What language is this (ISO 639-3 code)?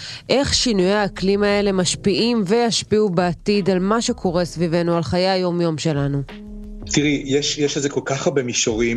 heb